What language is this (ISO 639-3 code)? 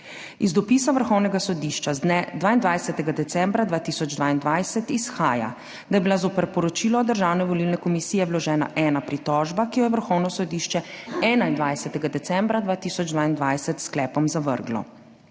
slv